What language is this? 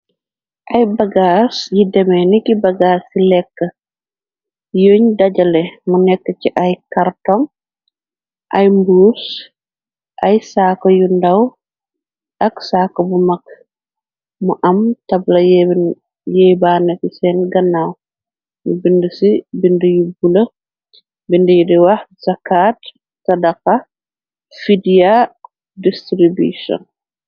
Wolof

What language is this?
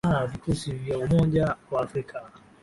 Swahili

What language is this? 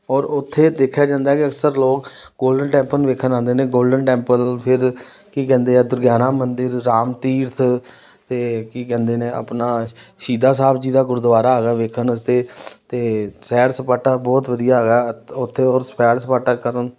Punjabi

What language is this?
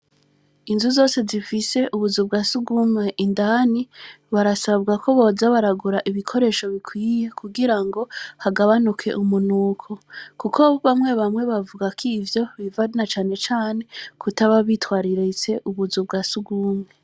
Rundi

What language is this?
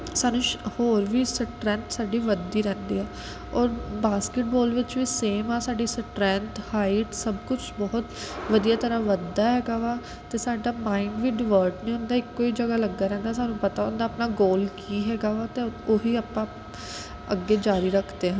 Punjabi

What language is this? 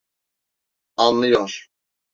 Turkish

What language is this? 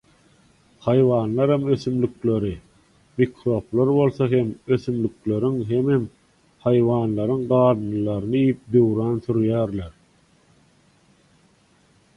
Turkmen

